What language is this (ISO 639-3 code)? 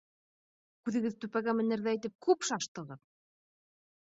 bak